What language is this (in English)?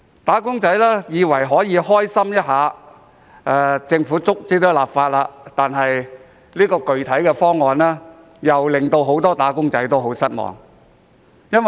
Cantonese